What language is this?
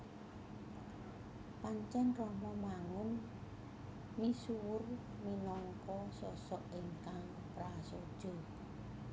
Javanese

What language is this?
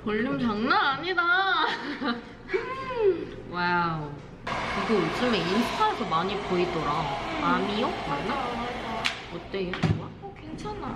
Korean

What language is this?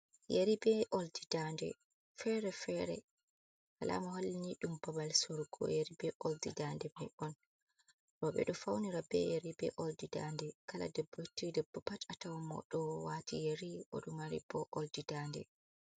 Fula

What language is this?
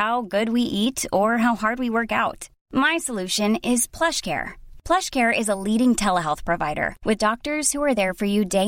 French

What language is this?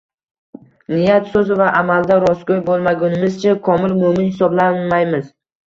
Uzbek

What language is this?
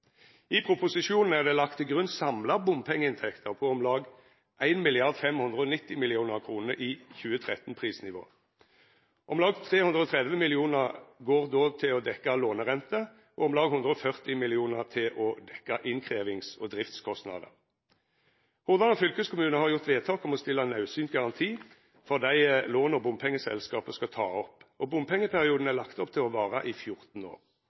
Norwegian Nynorsk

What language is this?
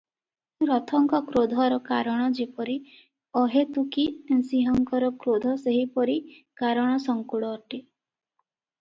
Odia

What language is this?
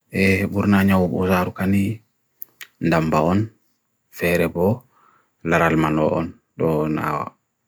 Bagirmi Fulfulde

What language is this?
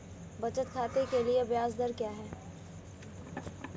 Hindi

